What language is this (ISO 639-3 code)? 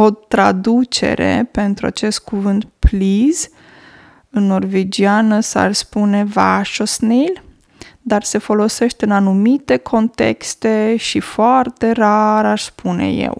ron